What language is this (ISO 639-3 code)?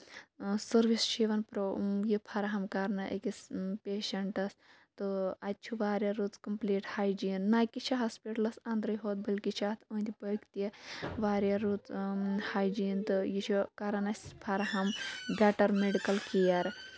kas